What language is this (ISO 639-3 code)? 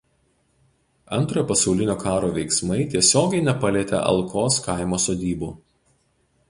lit